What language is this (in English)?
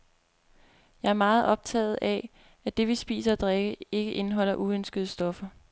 Danish